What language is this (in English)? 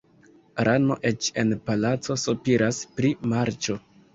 Esperanto